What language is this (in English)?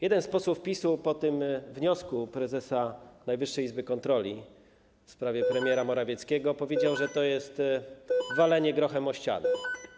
Polish